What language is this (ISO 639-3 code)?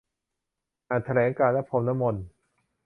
tha